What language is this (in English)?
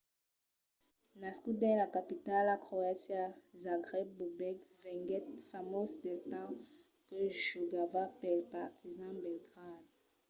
Occitan